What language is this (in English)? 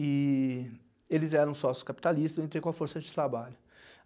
Portuguese